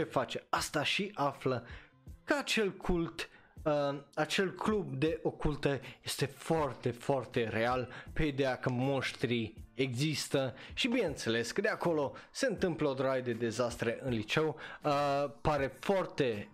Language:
Romanian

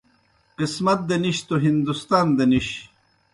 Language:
Kohistani Shina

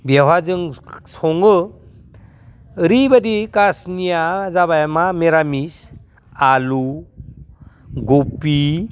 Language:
Bodo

